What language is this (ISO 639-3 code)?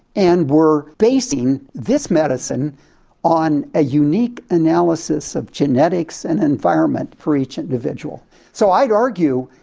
eng